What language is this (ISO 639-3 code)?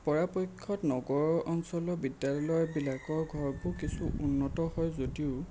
asm